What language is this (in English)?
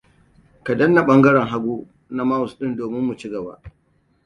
Hausa